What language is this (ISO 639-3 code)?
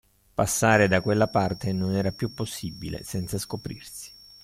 ita